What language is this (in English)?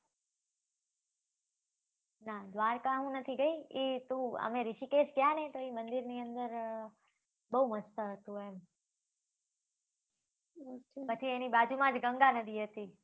Gujarati